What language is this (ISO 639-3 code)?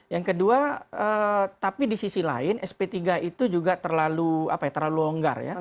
ind